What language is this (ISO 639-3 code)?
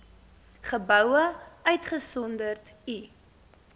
afr